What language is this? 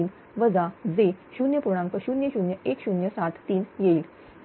Marathi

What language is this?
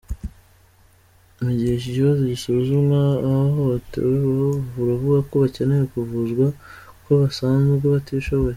Kinyarwanda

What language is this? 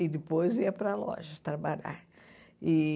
Portuguese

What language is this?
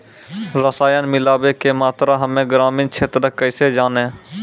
Maithili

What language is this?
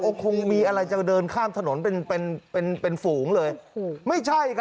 Thai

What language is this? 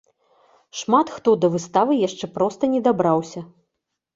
Belarusian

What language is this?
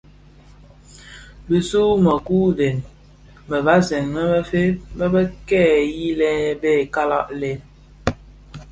Bafia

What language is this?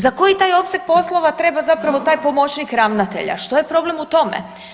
Croatian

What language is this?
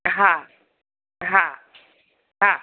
Sindhi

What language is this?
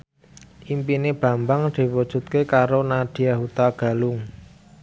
Javanese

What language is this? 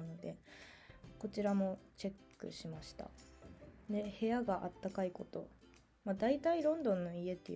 Japanese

